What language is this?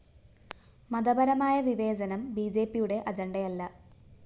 Malayalam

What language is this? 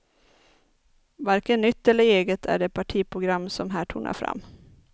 Swedish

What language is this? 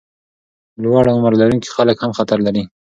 Pashto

